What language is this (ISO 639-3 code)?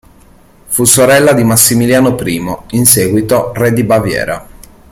ita